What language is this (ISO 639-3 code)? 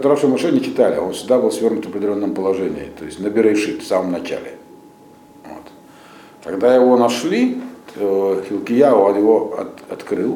rus